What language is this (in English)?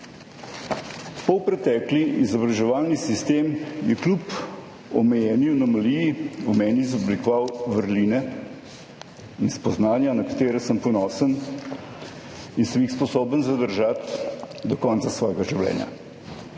Slovenian